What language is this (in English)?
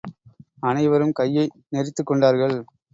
Tamil